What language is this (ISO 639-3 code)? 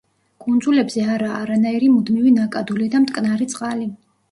kat